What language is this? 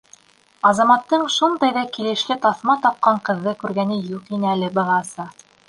Bashkir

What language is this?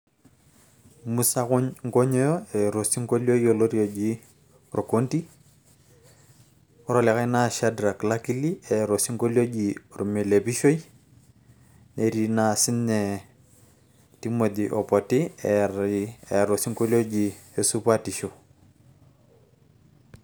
Masai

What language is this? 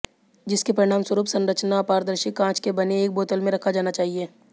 Hindi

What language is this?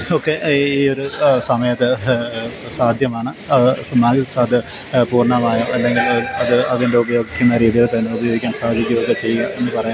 Malayalam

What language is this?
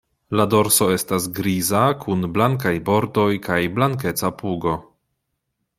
Esperanto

